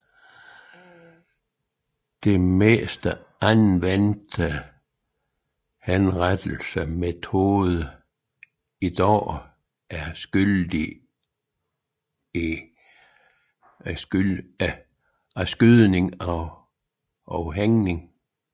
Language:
Danish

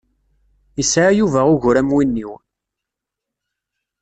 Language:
Kabyle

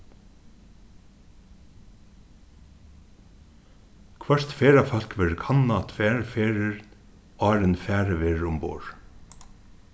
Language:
Faroese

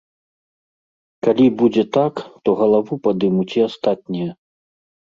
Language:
Belarusian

